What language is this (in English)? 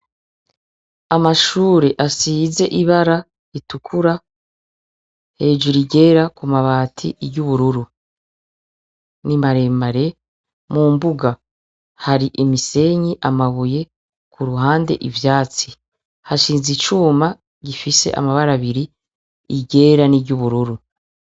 Rundi